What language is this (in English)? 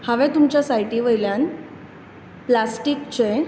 Konkani